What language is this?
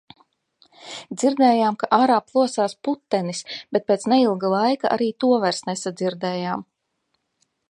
Latvian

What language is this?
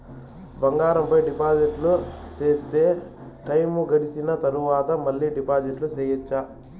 Telugu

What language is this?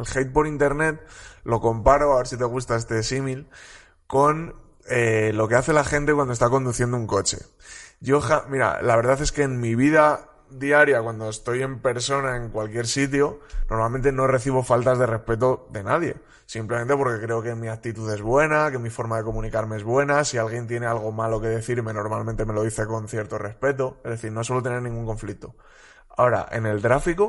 Spanish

